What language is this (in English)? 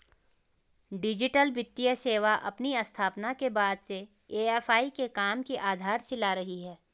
Hindi